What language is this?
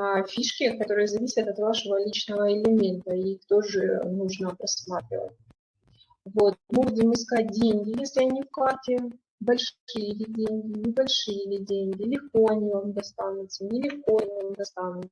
Russian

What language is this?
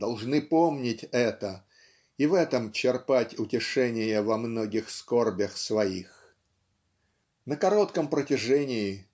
Russian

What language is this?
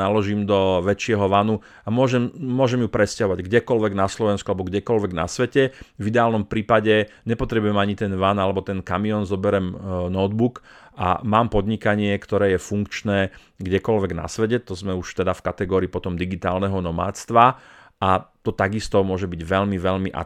Slovak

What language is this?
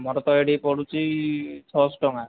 Odia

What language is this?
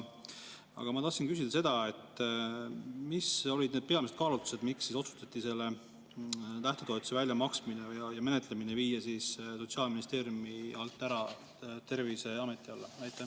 Estonian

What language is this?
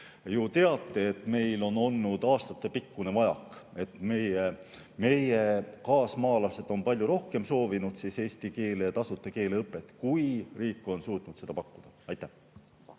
Estonian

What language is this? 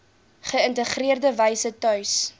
Afrikaans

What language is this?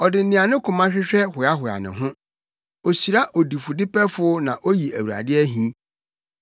Akan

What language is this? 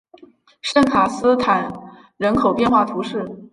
Chinese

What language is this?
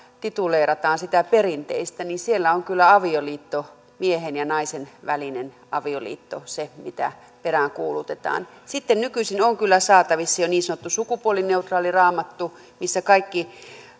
Finnish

